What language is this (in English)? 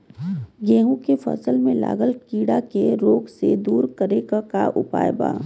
Bhojpuri